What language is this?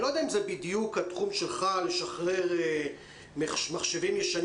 Hebrew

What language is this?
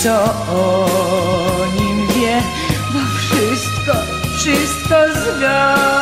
Greek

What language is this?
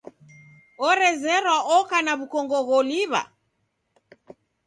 Taita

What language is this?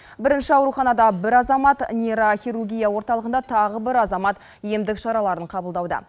Kazakh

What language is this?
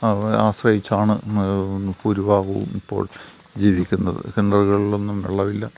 Malayalam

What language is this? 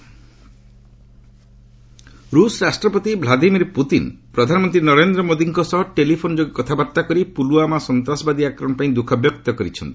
Odia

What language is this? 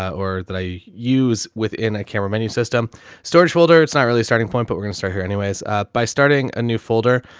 English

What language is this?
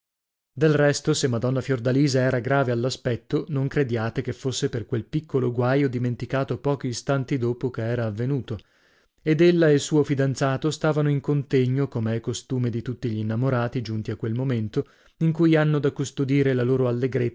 Italian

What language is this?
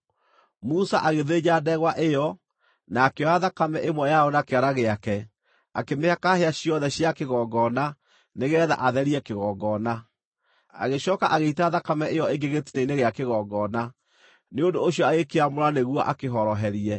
Kikuyu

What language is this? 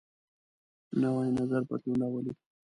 Pashto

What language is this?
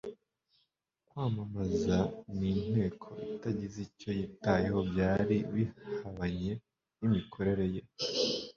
Kinyarwanda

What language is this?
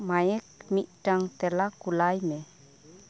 Santali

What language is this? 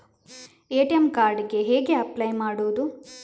Kannada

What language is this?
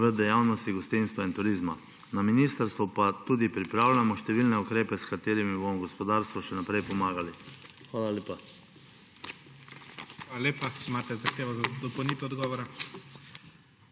Slovenian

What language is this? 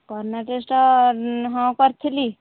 Odia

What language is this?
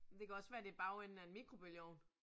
Danish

